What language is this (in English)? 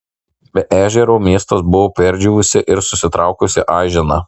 Lithuanian